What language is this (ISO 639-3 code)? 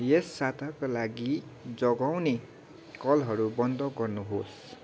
nep